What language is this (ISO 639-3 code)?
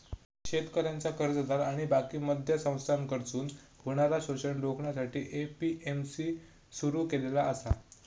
mar